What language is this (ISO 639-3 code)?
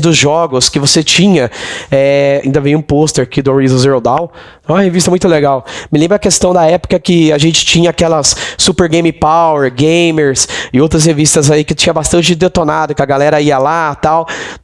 por